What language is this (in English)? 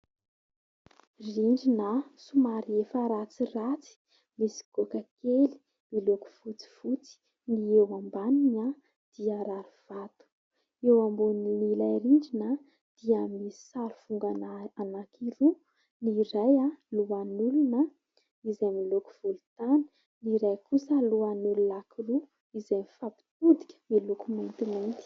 Malagasy